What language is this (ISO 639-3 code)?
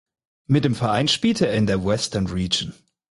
deu